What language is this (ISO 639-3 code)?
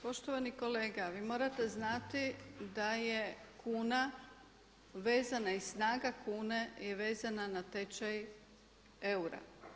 hrv